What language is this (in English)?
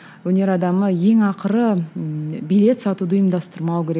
Kazakh